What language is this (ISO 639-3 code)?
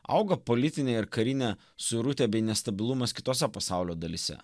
lit